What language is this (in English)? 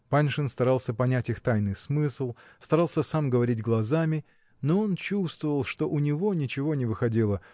Russian